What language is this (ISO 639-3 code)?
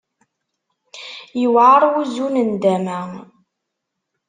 kab